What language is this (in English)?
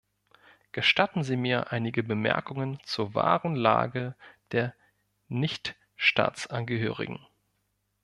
German